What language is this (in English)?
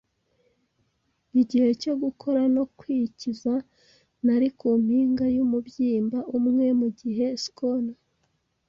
Kinyarwanda